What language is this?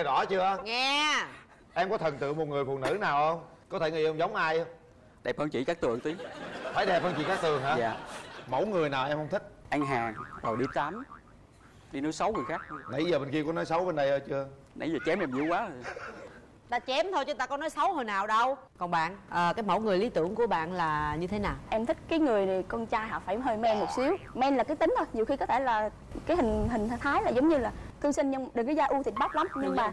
Vietnamese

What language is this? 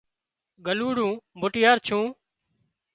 Wadiyara Koli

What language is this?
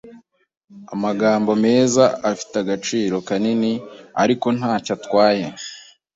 Kinyarwanda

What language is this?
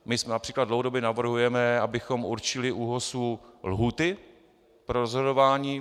Czech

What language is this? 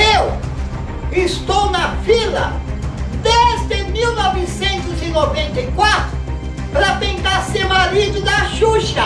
Portuguese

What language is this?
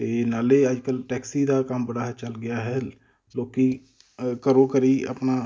Punjabi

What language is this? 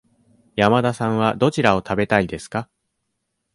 Japanese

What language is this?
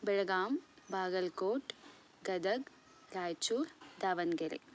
Sanskrit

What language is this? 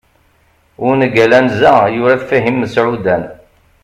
Kabyle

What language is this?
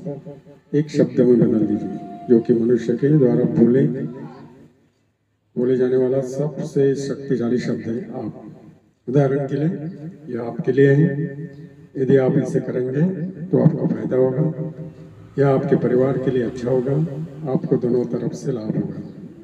Hindi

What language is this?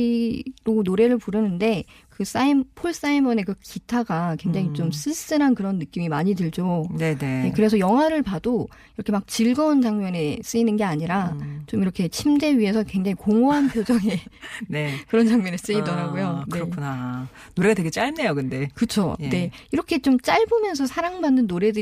Korean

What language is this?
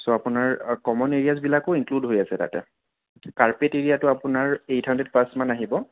Assamese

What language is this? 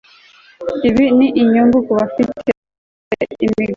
Kinyarwanda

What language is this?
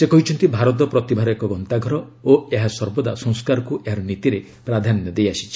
Odia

